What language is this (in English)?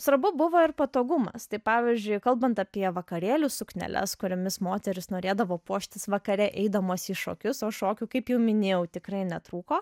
Lithuanian